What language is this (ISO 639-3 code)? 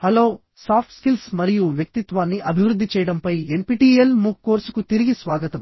tel